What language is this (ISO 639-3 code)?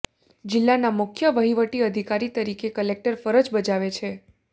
guj